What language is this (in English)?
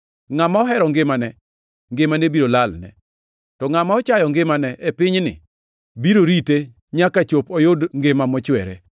Luo (Kenya and Tanzania)